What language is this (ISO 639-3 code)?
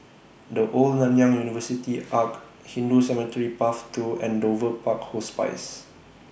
eng